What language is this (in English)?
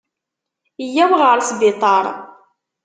Kabyle